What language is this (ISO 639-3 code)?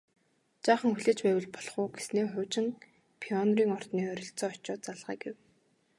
mon